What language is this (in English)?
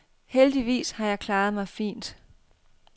Danish